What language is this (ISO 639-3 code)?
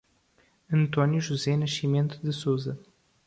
por